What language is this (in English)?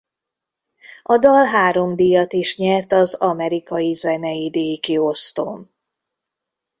Hungarian